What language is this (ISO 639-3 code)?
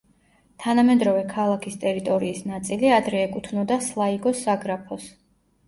kat